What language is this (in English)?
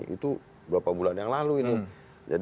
Indonesian